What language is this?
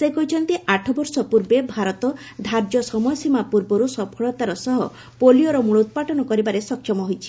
Odia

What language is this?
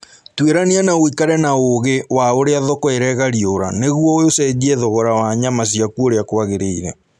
Kikuyu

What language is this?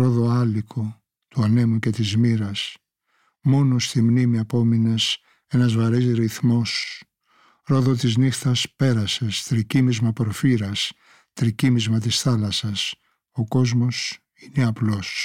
Greek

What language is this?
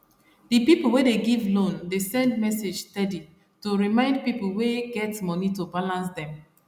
Nigerian Pidgin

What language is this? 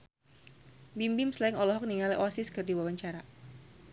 Sundanese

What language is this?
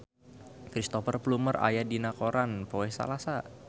Sundanese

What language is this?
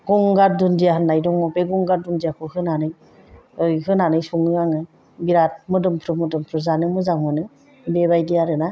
Bodo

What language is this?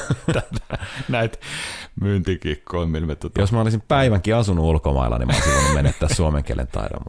Finnish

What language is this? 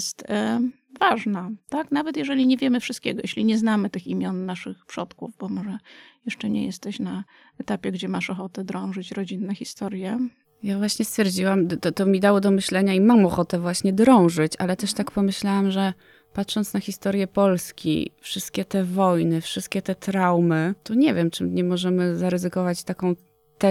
Polish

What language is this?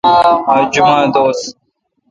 Kalkoti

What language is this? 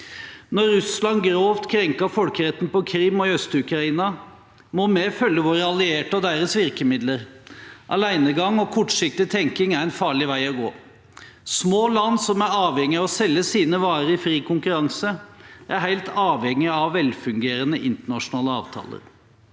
Norwegian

